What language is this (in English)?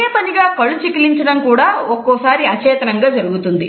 Telugu